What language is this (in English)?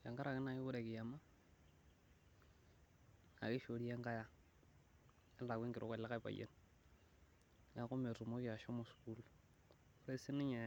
Masai